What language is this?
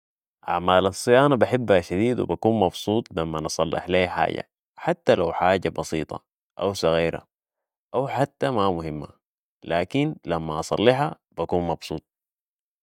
Sudanese Arabic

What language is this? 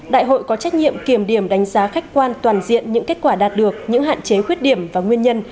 Vietnamese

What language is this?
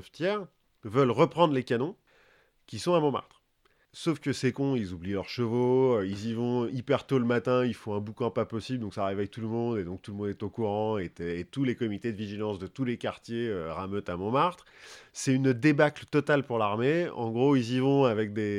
French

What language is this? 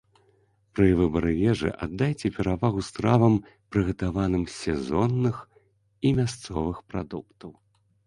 Belarusian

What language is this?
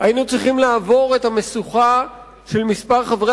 Hebrew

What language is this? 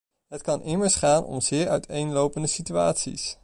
Dutch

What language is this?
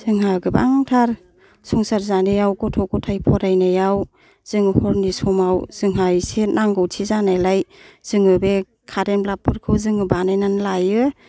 Bodo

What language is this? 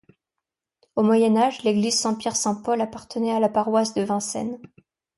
French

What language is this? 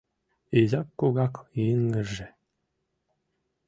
Mari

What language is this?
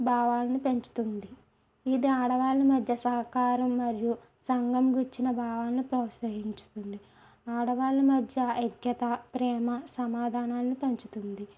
Telugu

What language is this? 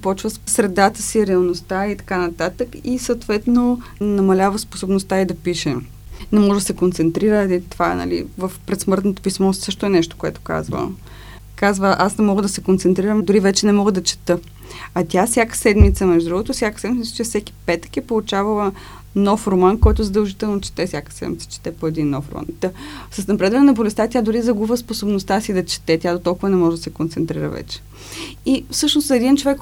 Bulgarian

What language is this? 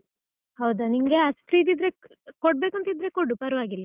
Kannada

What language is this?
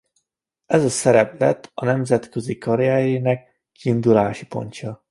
Hungarian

